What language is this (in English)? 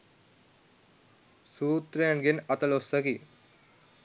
Sinhala